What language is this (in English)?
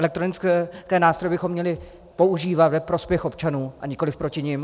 Czech